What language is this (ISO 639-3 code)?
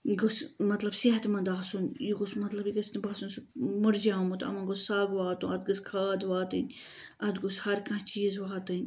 kas